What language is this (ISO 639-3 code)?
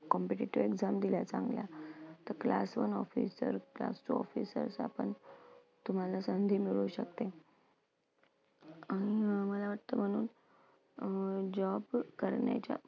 mar